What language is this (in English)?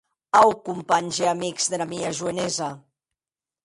Occitan